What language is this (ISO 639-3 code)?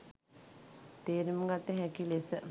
sin